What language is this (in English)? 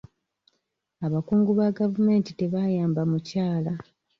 Ganda